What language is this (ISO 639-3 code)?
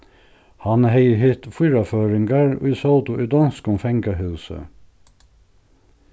fao